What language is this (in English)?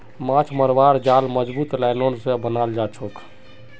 Magahi